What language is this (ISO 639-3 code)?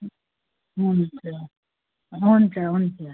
nep